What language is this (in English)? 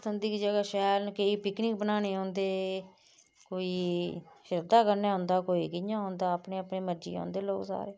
Dogri